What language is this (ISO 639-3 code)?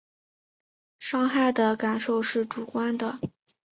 zho